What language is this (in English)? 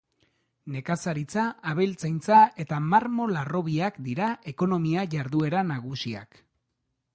Basque